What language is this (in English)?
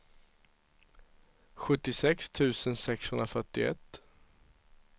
Swedish